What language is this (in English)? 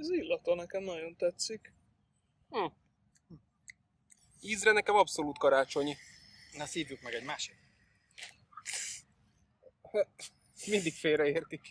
Hungarian